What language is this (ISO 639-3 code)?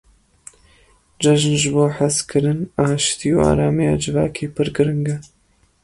kur